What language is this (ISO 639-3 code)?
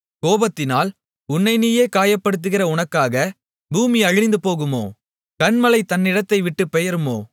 tam